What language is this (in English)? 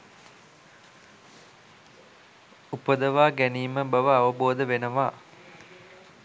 Sinhala